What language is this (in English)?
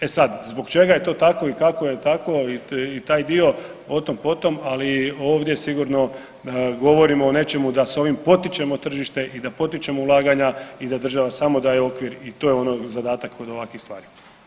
Croatian